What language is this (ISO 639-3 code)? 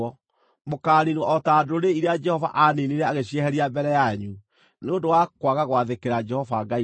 kik